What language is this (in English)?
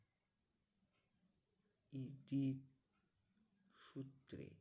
Bangla